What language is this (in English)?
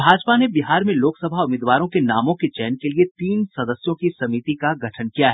Hindi